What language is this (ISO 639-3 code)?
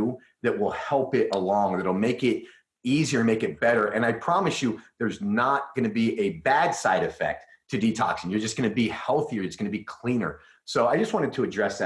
eng